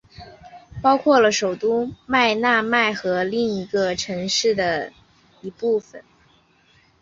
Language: Chinese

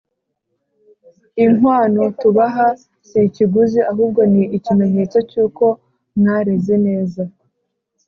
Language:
Kinyarwanda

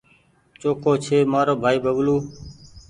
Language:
Goaria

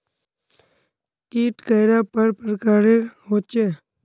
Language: Magahi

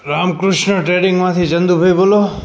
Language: Gujarati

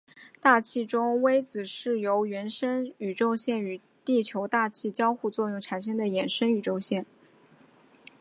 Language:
Chinese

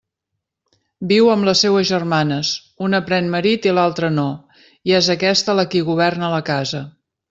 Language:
Catalan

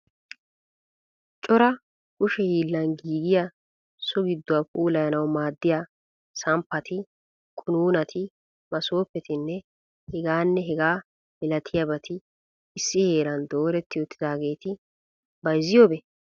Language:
Wolaytta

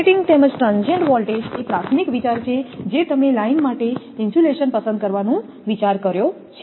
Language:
Gujarati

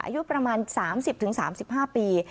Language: Thai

